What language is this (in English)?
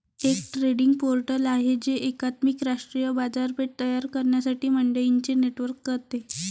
Marathi